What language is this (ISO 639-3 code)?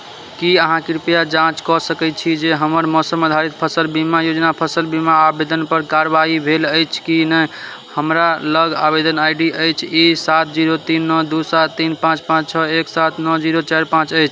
mai